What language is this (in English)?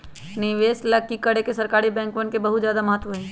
Magahi